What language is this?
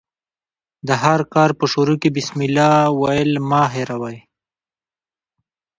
Pashto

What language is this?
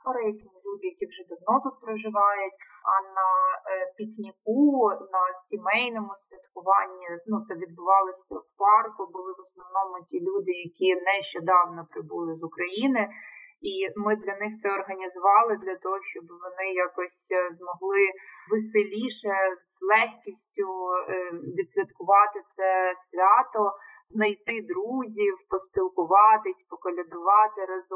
Ukrainian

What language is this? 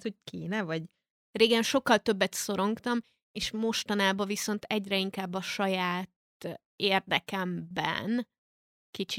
Hungarian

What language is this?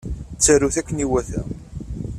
Kabyle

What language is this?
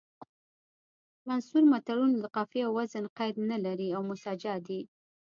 Pashto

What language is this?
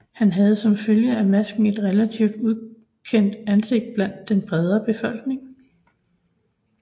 Danish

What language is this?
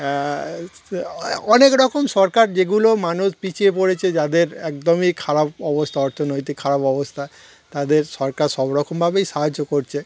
Bangla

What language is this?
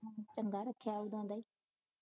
Punjabi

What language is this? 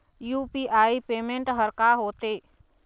Chhattisgarhi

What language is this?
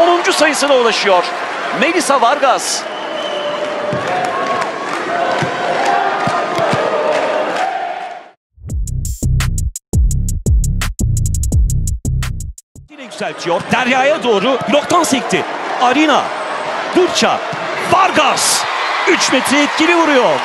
Turkish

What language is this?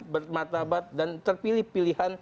Indonesian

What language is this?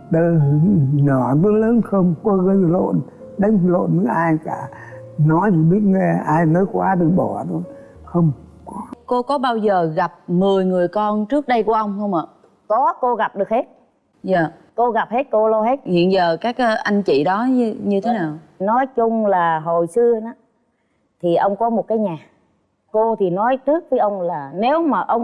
Vietnamese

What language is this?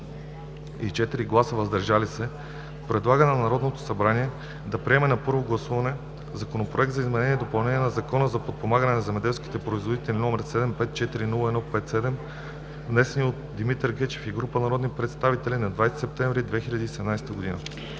Bulgarian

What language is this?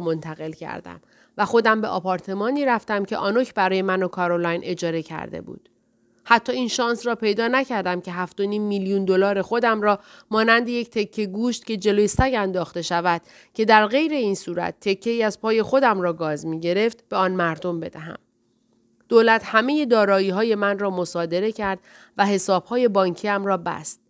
Persian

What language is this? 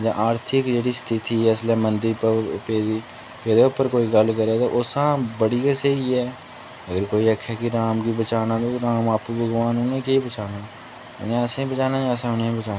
Dogri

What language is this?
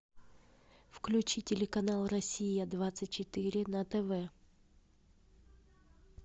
Russian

